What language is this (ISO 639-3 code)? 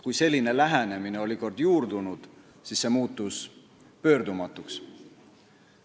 est